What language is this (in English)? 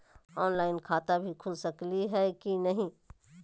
Magahi